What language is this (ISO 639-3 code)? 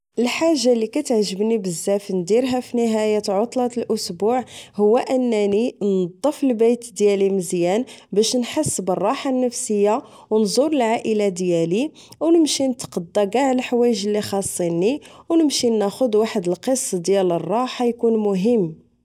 ary